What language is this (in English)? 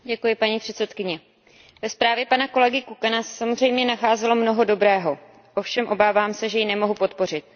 Czech